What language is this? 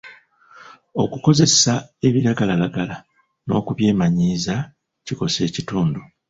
Ganda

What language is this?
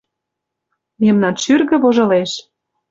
Mari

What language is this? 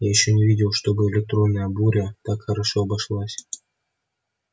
Russian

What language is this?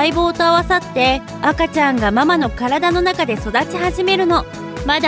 Japanese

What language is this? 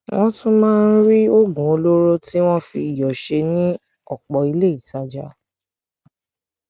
Yoruba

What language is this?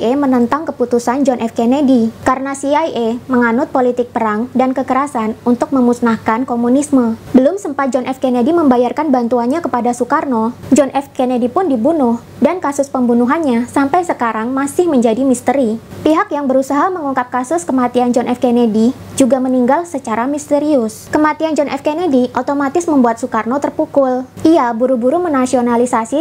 Indonesian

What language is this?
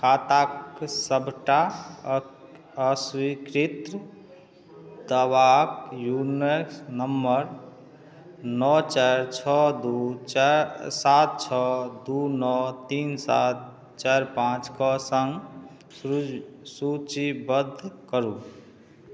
Maithili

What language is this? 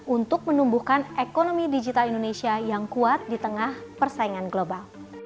Indonesian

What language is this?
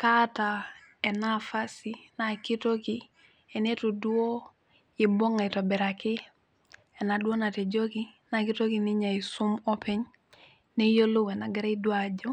Masai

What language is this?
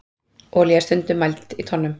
Icelandic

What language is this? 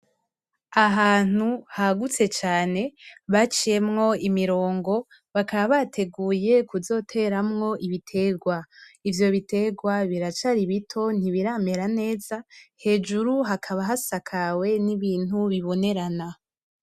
Rundi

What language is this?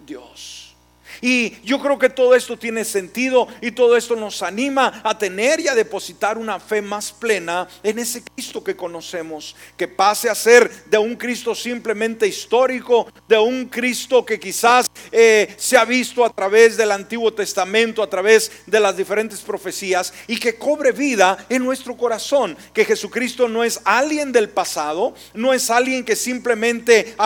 Spanish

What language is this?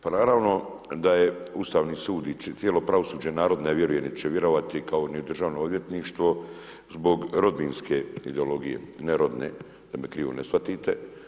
Croatian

